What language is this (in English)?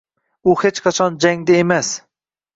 Uzbek